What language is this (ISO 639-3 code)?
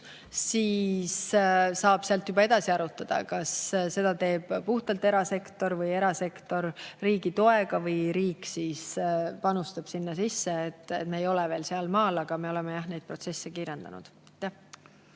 est